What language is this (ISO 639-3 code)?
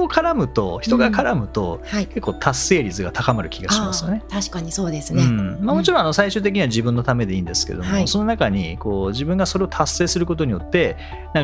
jpn